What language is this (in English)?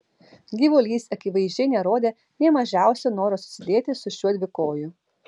Lithuanian